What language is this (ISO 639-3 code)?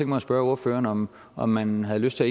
dan